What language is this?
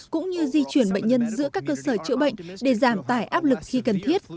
Vietnamese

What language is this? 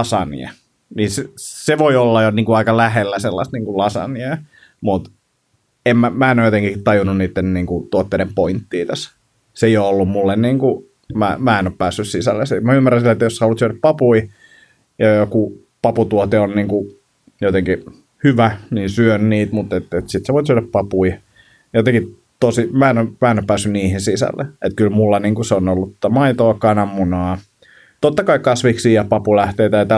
Finnish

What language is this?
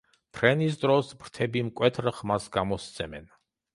Georgian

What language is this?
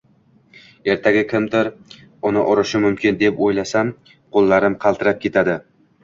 Uzbek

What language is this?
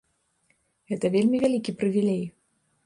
Belarusian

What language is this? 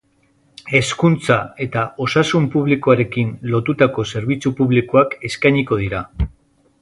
Basque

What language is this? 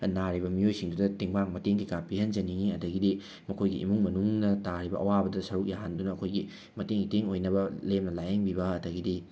Manipuri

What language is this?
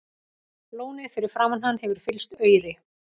Icelandic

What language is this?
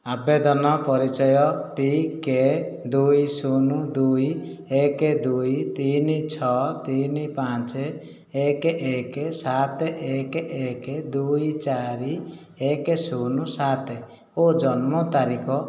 Odia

